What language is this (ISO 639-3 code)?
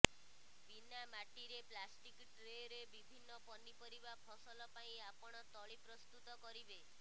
ori